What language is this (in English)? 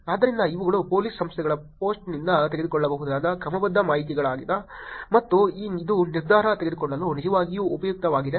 Kannada